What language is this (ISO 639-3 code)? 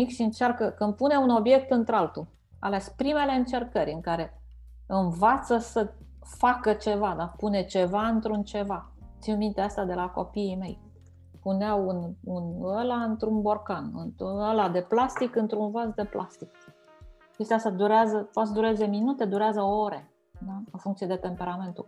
ron